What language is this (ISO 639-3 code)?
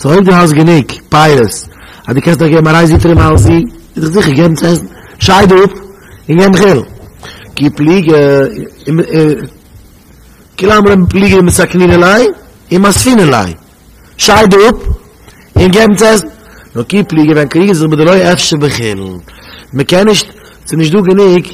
nld